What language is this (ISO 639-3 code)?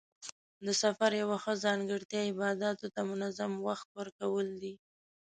pus